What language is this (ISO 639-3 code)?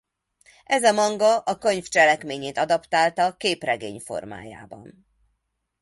hun